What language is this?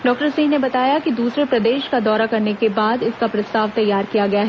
Hindi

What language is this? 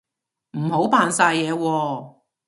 Cantonese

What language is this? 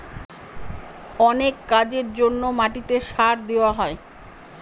Bangla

